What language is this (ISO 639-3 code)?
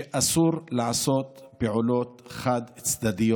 heb